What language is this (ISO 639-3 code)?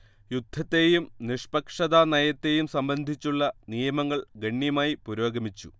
mal